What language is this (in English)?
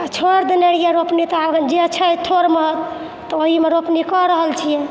Maithili